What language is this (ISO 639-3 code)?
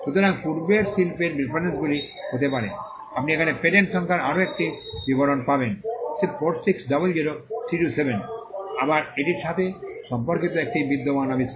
ben